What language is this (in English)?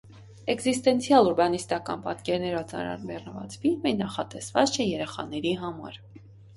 Armenian